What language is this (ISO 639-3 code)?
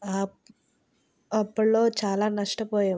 tel